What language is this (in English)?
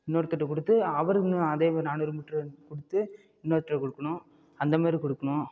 Tamil